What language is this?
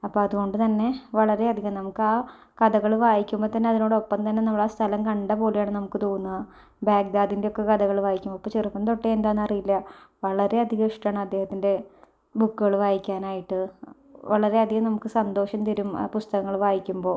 Malayalam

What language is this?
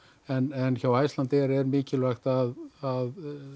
Icelandic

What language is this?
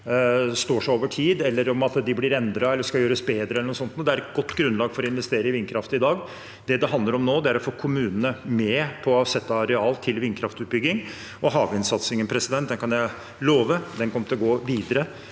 Norwegian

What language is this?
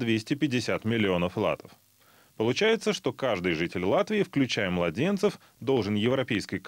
Russian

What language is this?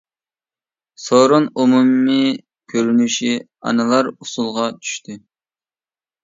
Uyghur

